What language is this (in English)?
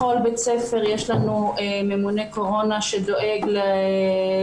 Hebrew